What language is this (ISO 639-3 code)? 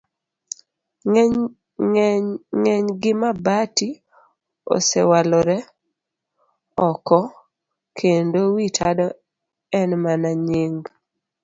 luo